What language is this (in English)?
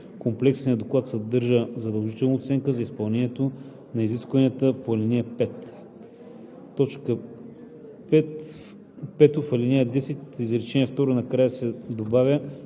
Bulgarian